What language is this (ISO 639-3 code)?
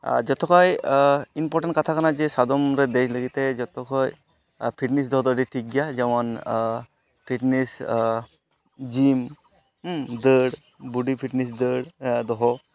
sat